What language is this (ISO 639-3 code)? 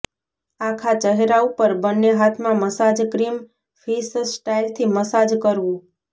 guj